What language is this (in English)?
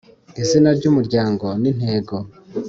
Kinyarwanda